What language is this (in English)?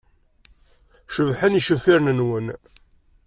Kabyle